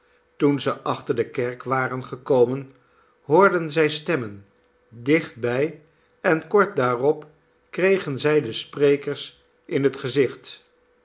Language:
Dutch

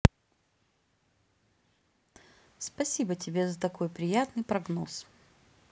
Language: Russian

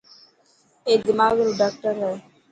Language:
Dhatki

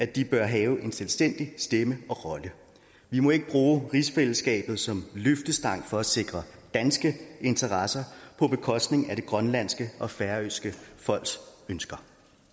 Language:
Danish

